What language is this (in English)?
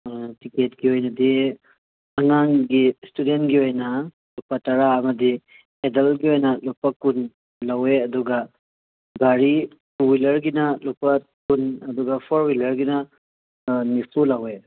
Manipuri